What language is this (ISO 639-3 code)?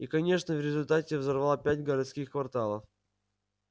rus